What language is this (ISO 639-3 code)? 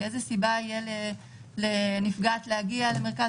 heb